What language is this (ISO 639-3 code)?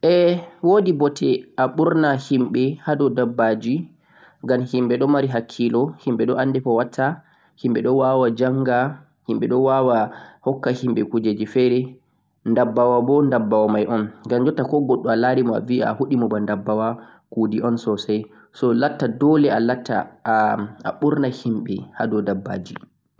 fuq